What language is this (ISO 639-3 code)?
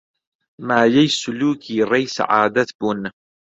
ckb